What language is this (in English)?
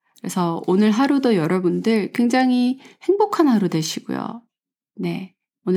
Korean